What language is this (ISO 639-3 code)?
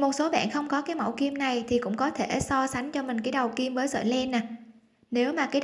vie